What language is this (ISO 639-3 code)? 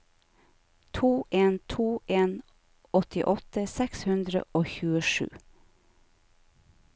nor